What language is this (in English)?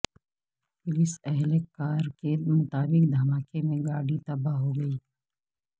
Urdu